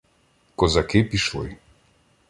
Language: Ukrainian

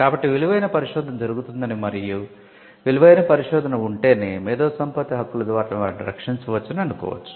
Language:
Telugu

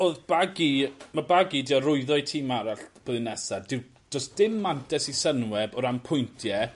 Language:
Welsh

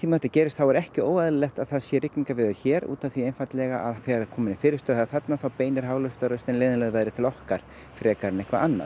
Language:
Icelandic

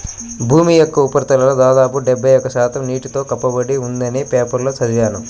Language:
Telugu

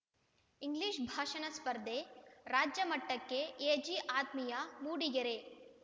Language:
Kannada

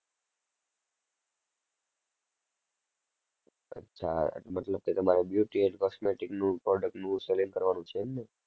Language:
Gujarati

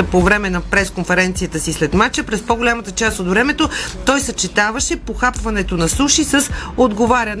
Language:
Bulgarian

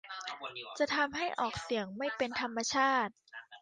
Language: Thai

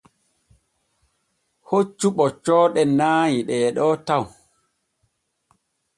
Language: Borgu Fulfulde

